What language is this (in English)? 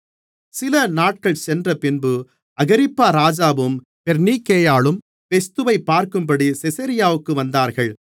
Tamil